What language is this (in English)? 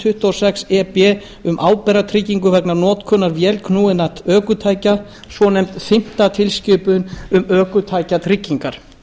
Icelandic